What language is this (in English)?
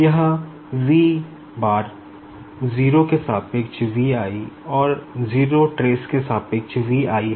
Hindi